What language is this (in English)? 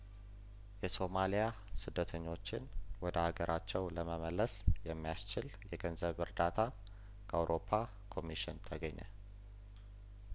Amharic